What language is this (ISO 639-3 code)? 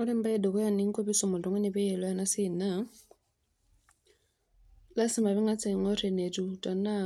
mas